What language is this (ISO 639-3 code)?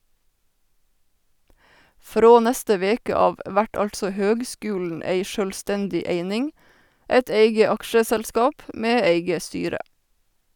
nor